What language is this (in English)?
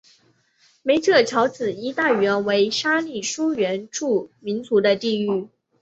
Chinese